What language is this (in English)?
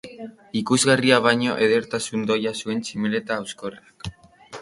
Basque